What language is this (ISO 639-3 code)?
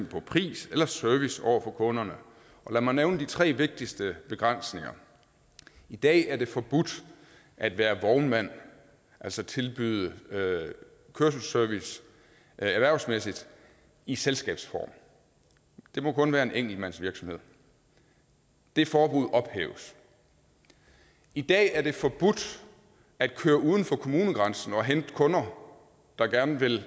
dan